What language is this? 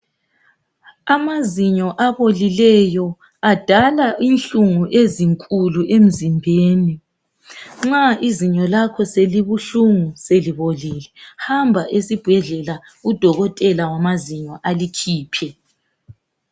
North Ndebele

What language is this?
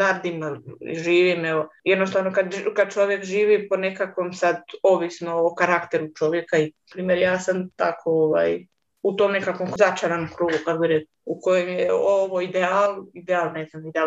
Croatian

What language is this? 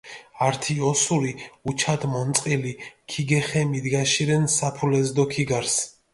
Mingrelian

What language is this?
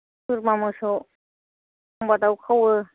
Bodo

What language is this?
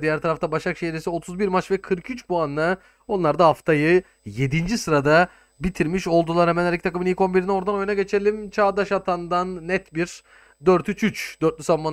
Turkish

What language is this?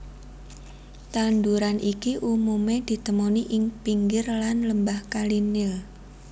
Javanese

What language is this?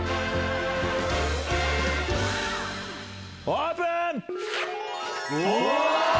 Japanese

